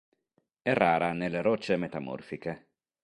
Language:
Italian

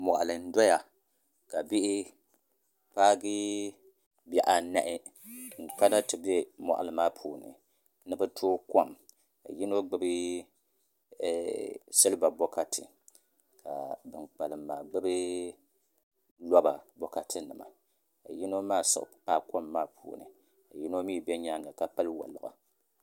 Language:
Dagbani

